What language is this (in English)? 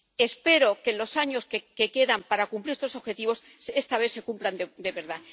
Spanish